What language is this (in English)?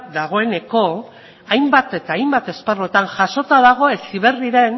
Basque